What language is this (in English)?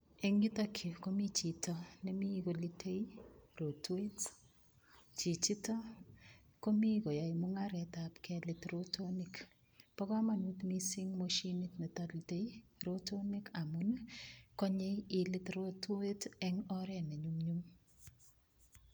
Kalenjin